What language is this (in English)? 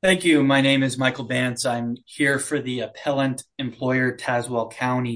English